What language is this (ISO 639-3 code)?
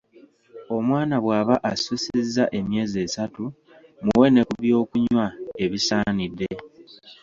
lug